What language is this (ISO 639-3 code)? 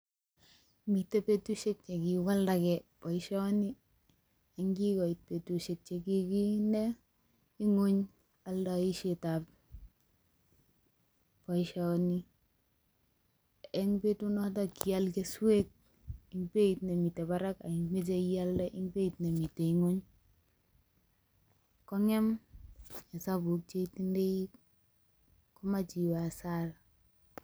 kln